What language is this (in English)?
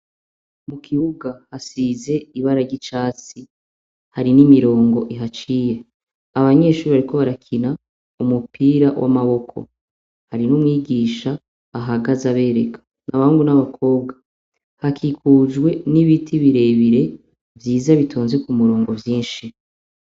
Rundi